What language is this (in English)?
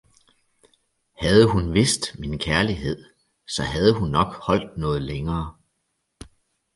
Danish